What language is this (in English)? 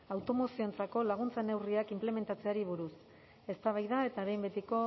Basque